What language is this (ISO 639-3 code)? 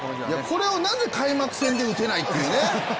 jpn